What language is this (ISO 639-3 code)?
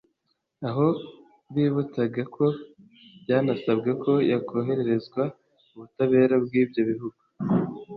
kin